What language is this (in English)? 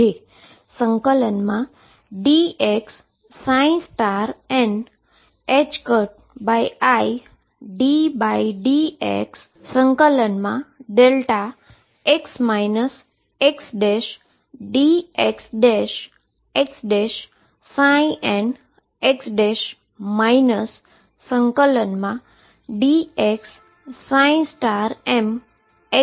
Gujarati